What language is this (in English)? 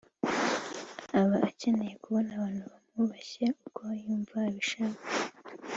Kinyarwanda